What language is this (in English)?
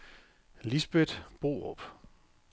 Danish